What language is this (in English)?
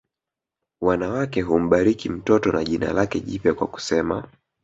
Swahili